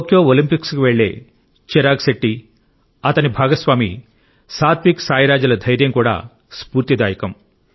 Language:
Telugu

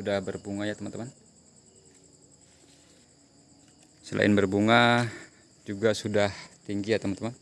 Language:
Indonesian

